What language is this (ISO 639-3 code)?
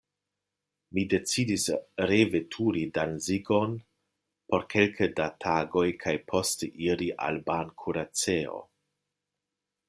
epo